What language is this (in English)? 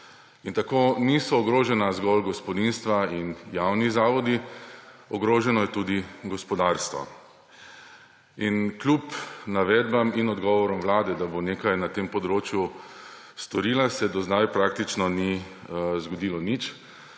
Slovenian